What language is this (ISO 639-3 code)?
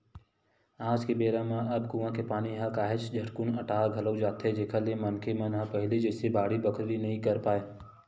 hne